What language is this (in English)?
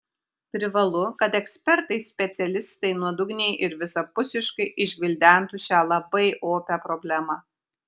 Lithuanian